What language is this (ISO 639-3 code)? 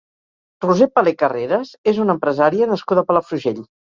cat